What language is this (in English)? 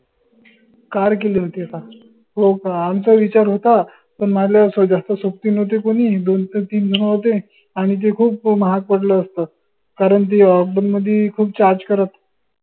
Marathi